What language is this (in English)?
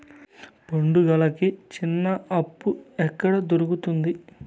Telugu